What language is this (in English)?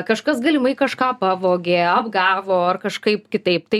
Lithuanian